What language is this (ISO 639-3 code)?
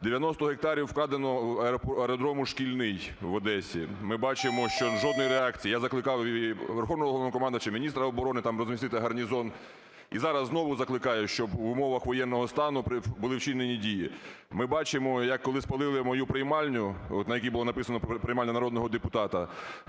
ukr